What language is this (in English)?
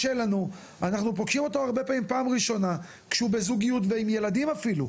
Hebrew